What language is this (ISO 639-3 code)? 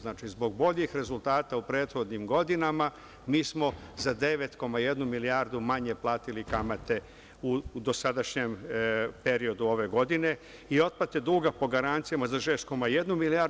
srp